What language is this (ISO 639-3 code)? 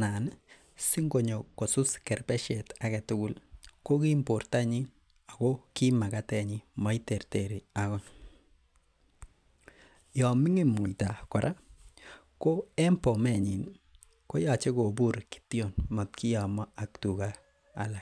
kln